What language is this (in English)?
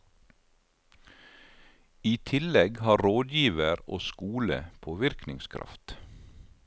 Norwegian